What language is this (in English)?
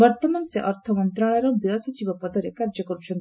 Odia